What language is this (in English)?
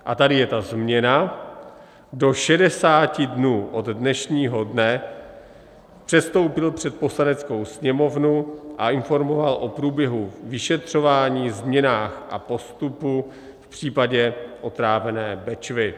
Czech